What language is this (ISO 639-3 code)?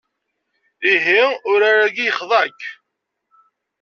kab